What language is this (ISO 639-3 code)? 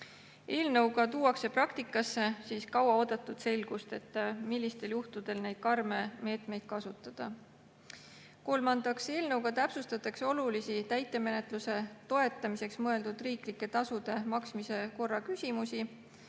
est